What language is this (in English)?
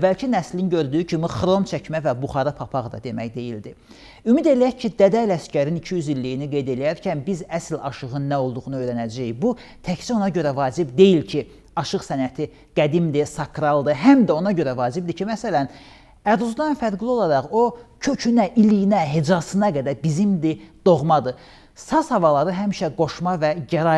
Turkish